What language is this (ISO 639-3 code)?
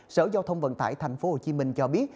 vie